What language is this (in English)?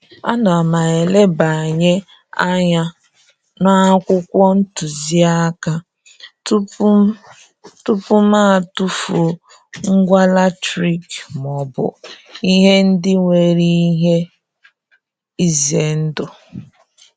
Igbo